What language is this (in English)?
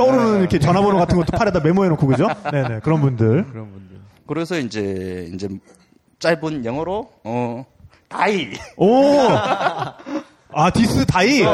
Korean